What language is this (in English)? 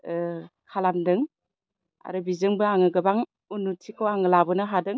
Bodo